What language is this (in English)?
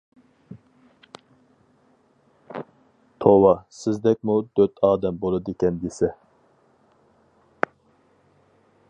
Uyghur